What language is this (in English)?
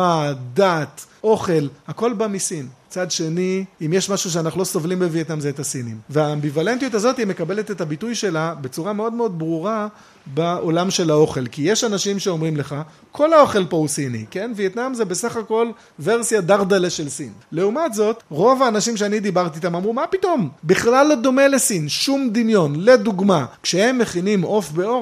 Hebrew